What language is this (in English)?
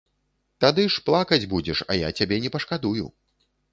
Belarusian